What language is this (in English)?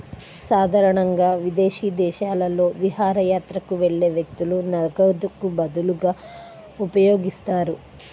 Telugu